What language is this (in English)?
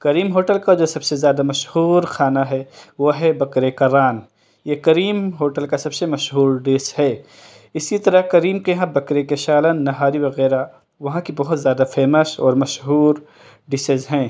Urdu